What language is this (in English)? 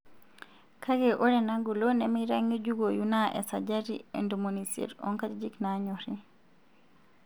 Masai